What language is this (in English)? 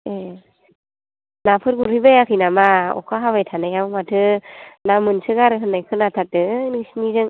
Bodo